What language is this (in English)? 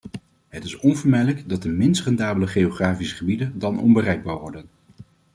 Dutch